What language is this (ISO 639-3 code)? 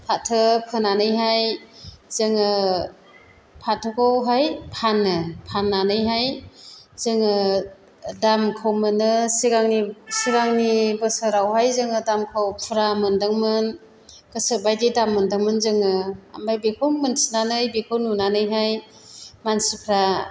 brx